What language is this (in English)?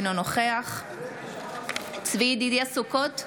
Hebrew